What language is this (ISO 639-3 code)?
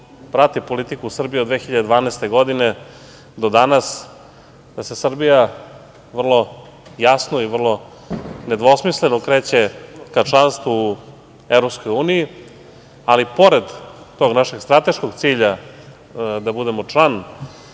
srp